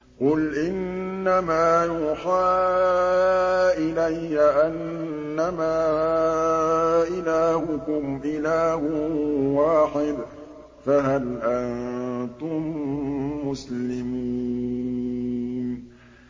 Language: Arabic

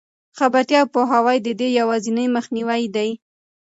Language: Pashto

